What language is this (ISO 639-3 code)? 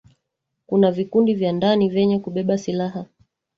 swa